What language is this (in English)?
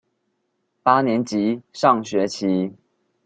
Chinese